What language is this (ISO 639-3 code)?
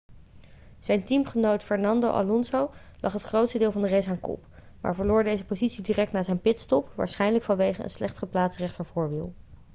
nld